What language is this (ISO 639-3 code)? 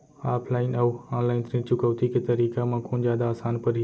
hne